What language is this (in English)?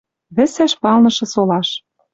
Western Mari